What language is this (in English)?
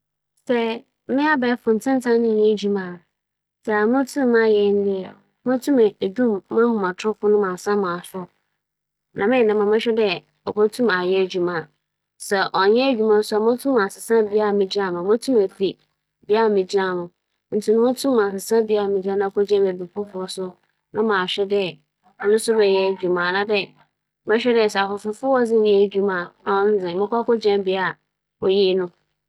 Akan